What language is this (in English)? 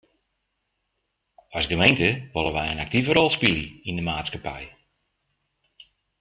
Western Frisian